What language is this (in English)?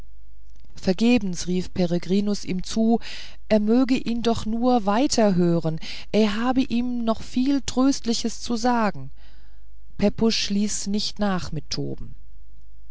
German